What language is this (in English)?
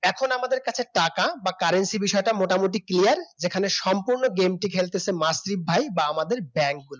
Bangla